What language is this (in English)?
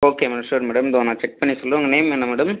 Tamil